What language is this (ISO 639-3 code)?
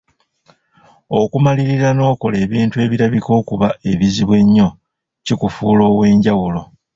lug